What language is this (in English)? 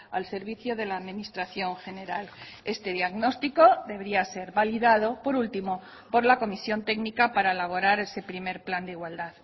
Spanish